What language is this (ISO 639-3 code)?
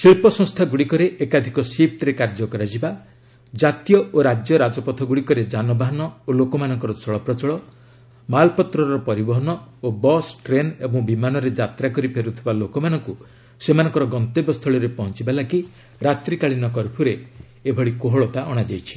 ori